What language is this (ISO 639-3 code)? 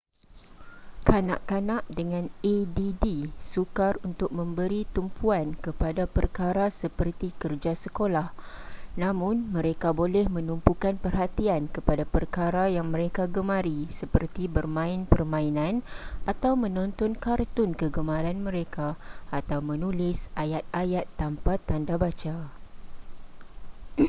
msa